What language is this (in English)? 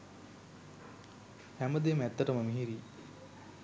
Sinhala